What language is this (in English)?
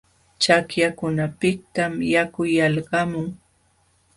Jauja Wanca Quechua